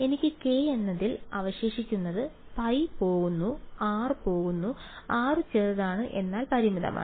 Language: Malayalam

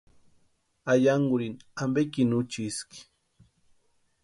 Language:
Western Highland Purepecha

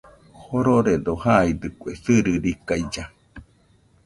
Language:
Nüpode Huitoto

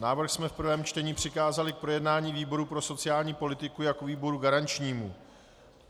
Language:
Czech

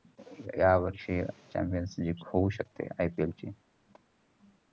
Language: Marathi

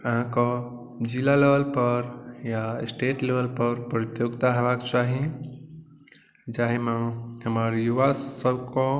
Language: Maithili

